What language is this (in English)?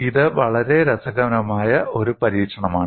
Malayalam